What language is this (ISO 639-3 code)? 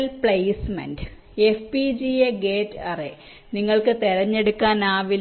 mal